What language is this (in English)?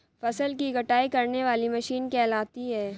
Hindi